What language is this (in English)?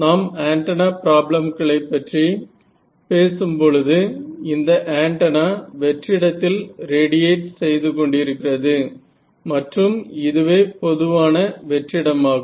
Tamil